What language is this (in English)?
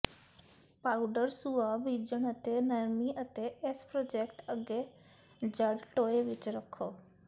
Punjabi